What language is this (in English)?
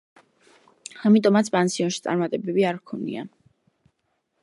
Georgian